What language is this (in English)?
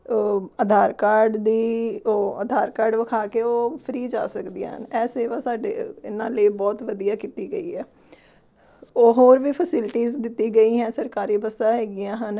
Punjabi